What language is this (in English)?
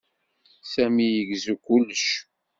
Kabyle